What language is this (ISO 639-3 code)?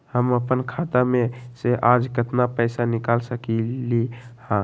mag